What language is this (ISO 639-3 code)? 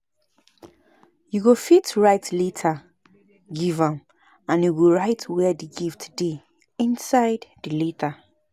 pcm